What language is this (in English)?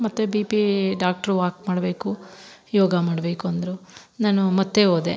Kannada